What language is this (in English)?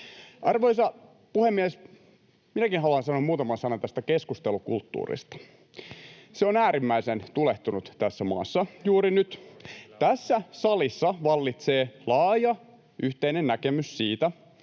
Finnish